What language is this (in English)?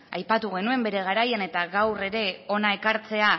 Basque